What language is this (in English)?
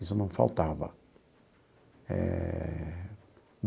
Portuguese